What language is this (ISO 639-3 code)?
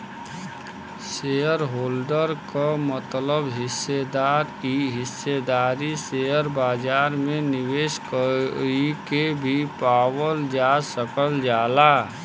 bho